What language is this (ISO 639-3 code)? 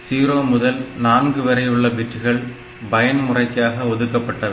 tam